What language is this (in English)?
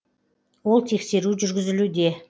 Kazakh